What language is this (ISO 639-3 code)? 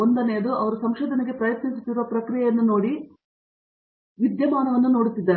kan